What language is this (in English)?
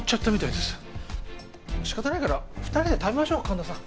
Japanese